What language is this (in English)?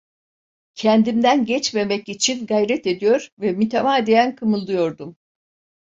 Turkish